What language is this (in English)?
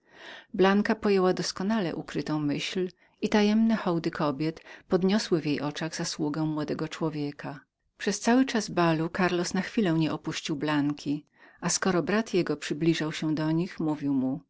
Polish